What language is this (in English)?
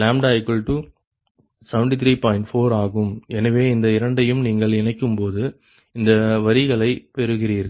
Tamil